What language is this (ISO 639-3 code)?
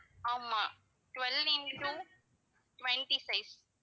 tam